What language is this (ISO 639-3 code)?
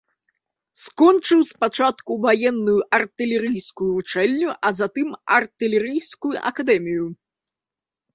bel